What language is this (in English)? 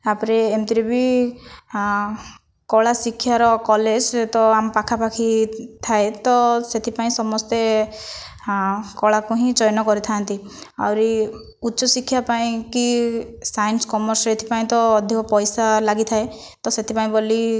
Odia